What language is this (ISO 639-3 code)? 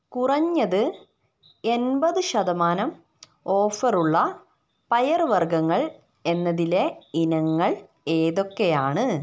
mal